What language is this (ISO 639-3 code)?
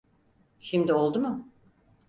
tur